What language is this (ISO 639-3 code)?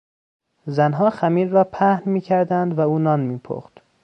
fas